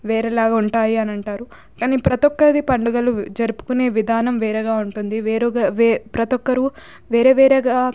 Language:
Telugu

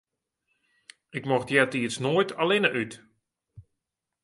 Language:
Western Frisian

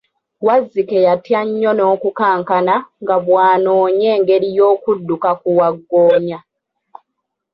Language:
Ganda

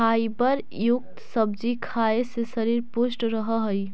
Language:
Magahi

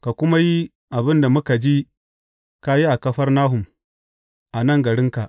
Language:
Hausa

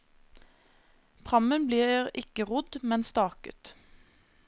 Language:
Norwegian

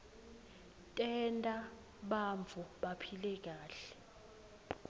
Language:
Swati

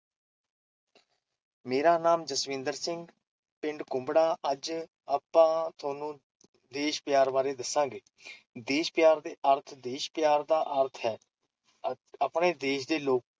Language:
Punjabi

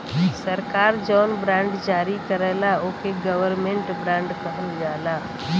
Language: Bhojpuri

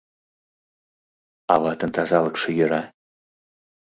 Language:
Mari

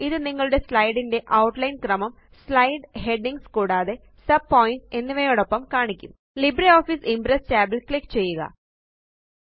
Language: Malayalam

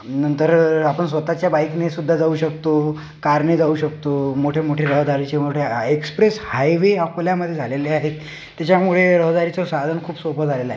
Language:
Marathi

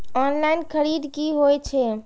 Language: Maithili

